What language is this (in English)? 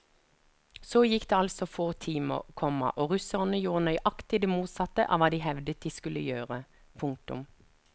Norwegian